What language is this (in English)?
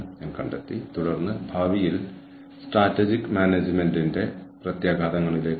Malayalam